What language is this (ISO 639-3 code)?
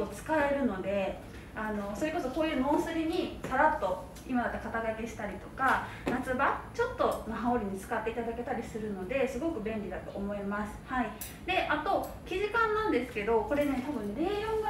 jpn